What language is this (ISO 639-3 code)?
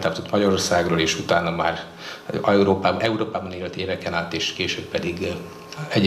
hun